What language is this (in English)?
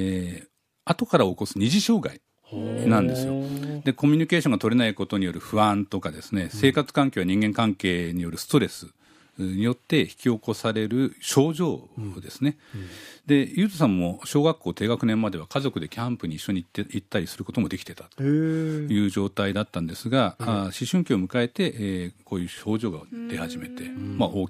Japanese